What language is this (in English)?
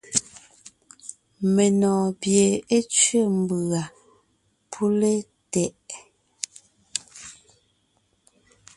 Ngiemboon